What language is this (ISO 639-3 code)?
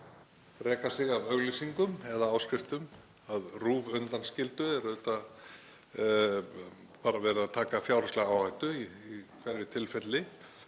isl